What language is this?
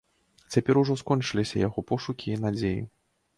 Belarusian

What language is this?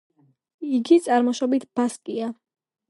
Georgian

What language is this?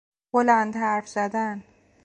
Persian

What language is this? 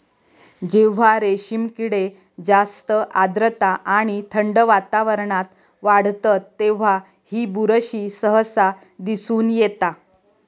Marathi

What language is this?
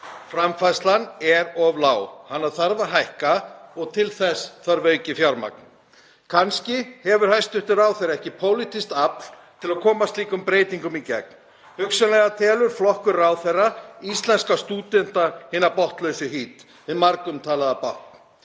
Icelandic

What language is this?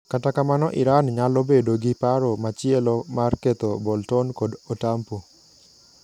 Luo (Kenya and Tanzania)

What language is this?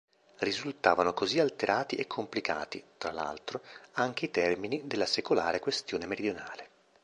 Italian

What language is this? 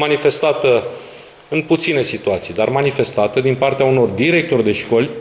Romanian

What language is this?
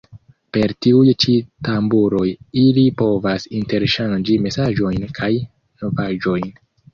Esperanto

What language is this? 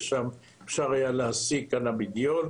Hebrew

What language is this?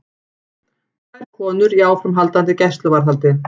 Icelandic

